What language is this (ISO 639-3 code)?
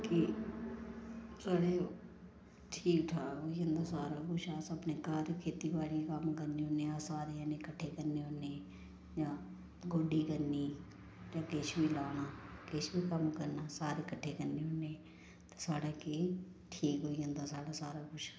doi